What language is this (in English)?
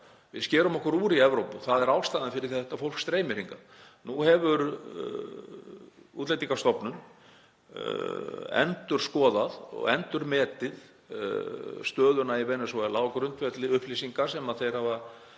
Icelandic